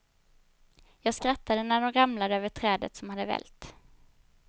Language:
Swedish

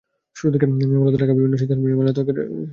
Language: Bangla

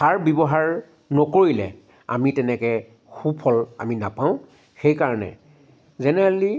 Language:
Assamese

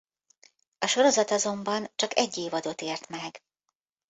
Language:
Hungarian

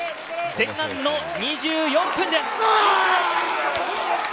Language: Japanese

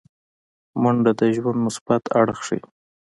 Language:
Pashto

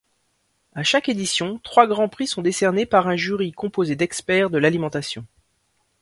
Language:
French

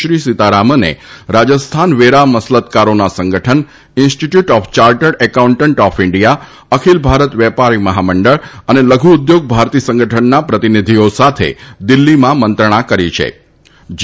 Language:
Gujarati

